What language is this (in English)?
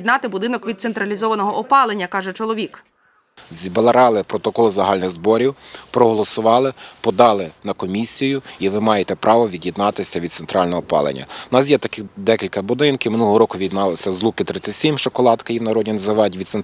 Ukrainian